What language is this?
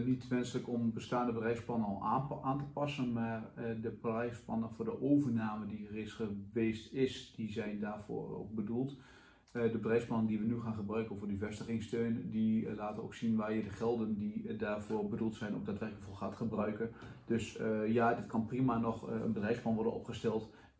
Dutch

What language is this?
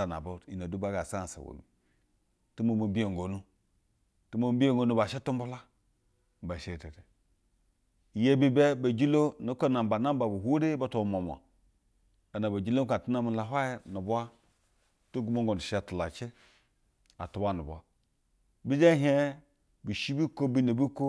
Basa (Nigeria)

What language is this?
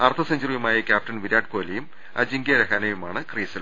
Malayalam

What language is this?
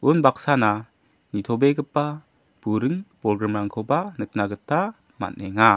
Garo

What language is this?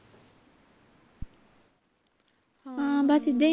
Punjabi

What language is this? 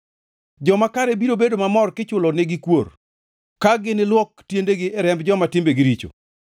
Luo (Kenya and Tanzania)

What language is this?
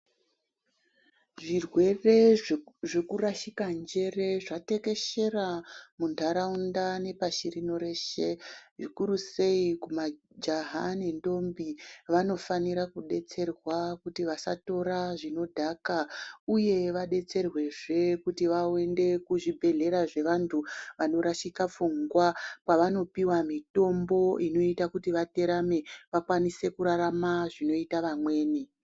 Ndau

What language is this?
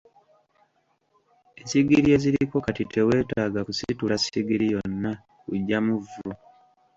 Ganda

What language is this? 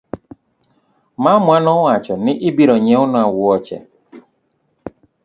Luo (Kenya and Tanzania)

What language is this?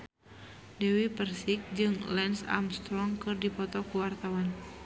Sundanese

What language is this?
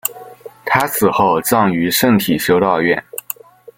Chinese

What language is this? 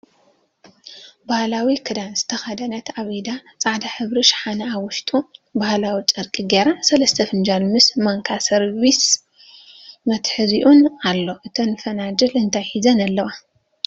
Tigrinya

